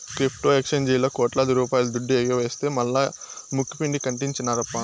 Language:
Telugu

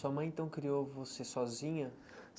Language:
Portuguese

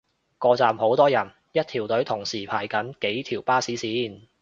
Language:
Cantonese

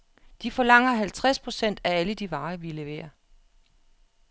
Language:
Danish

